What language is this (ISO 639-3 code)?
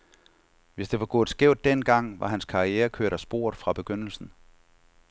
dan